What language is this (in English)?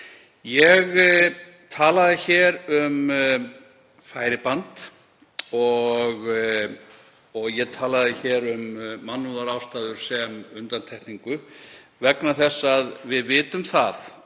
Icelandic